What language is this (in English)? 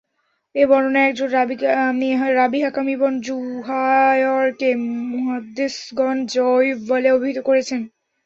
Bangla